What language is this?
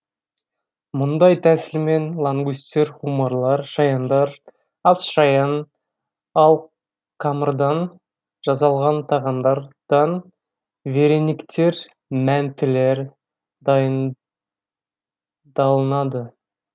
Kazakh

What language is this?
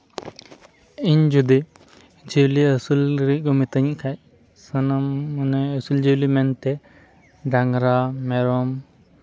Santali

